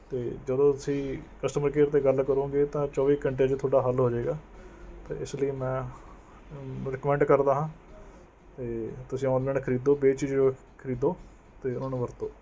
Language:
Punjabi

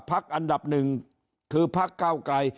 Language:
Thai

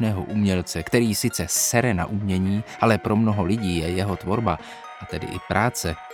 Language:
Czech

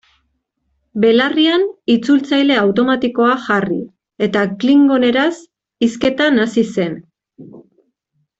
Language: Basque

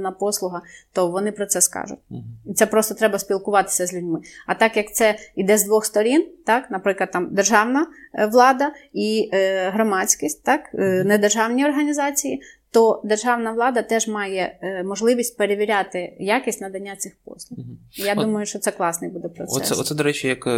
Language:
Ukrainian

